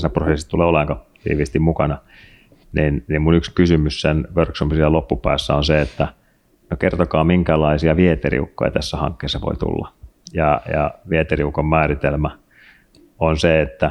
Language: Finnish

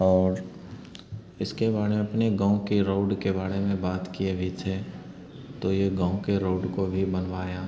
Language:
Hindi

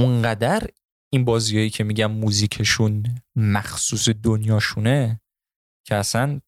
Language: Persian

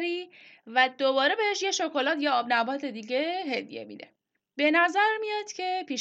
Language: Persian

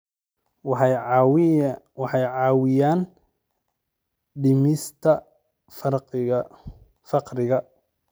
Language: Somali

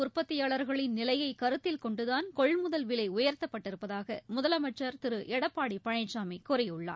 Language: Tamil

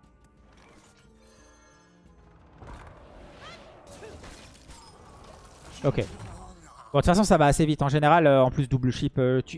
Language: French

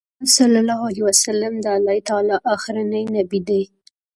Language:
Pashto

